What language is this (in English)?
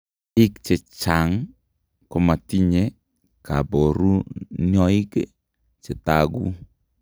Kalenjin